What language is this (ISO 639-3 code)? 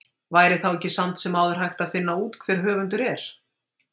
isl